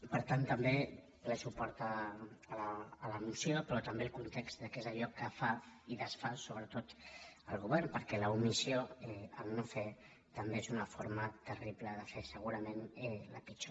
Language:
Catalan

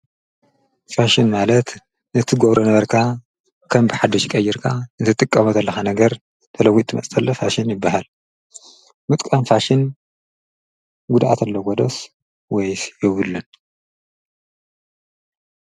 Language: Tigrinya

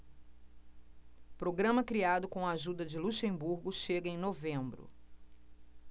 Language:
Portuguese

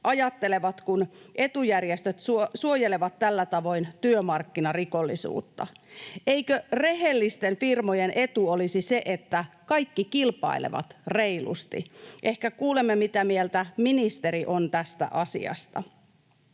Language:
Finnish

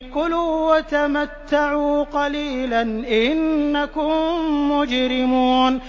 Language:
Arabic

